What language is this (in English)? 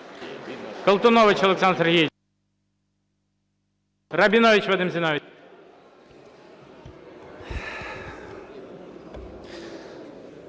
Ukrainian